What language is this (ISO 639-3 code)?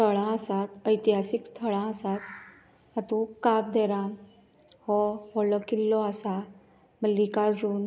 kok